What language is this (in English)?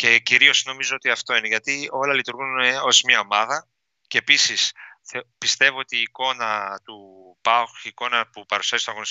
Greek